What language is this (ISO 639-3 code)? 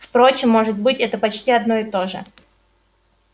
rus